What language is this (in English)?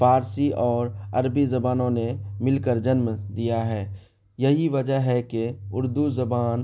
Urdu